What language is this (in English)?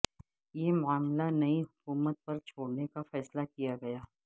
Urdu